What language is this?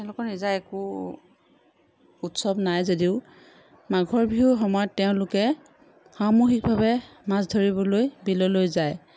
Assamese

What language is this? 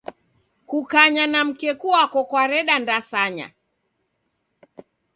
Taita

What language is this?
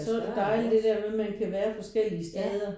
Danish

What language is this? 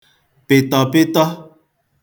Igbo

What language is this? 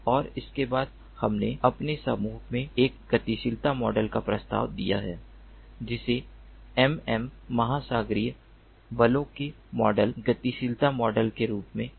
Hindi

